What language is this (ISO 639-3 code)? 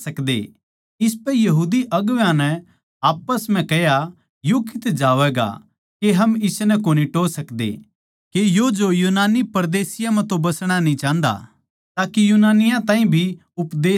bgc